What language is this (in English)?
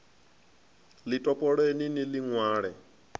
Venda